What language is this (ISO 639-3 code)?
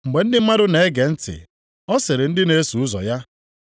ibo